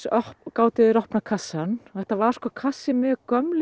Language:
Icelandic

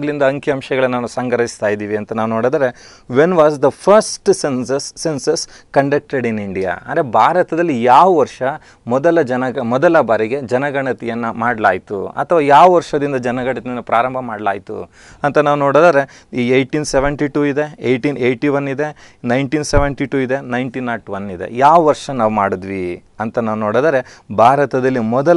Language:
Hindi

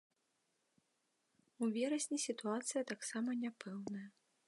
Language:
Belarusian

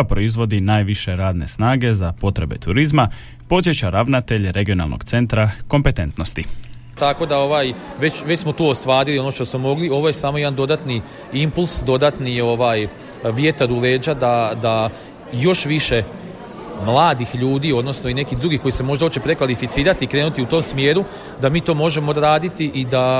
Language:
Croatian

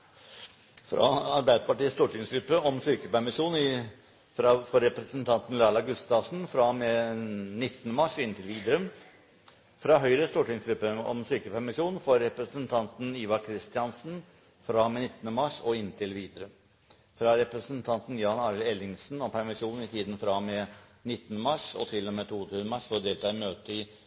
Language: Norwegian Bokmål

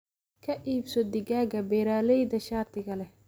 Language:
Somali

